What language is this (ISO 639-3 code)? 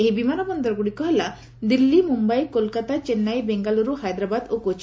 ori